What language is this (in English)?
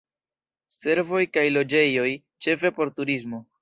Esperanto